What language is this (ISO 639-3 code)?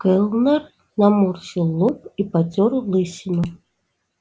rus